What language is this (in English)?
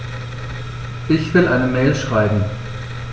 German